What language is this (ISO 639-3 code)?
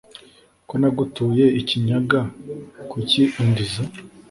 kin